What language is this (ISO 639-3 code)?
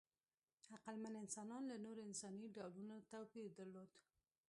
pus